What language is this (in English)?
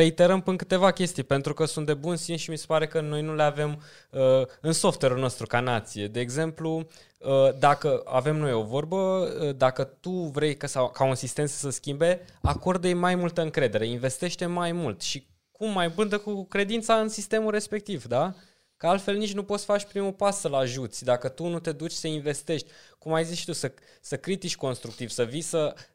Romanian